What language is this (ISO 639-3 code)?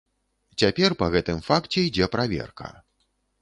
bel